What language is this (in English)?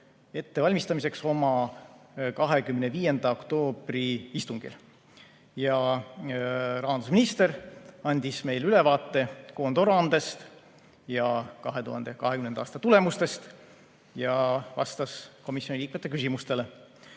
Estonian